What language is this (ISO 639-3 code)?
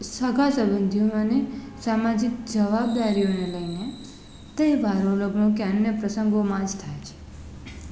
guj